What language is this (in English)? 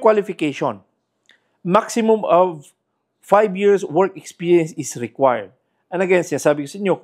Filipino